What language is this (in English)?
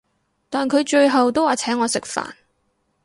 Cantonese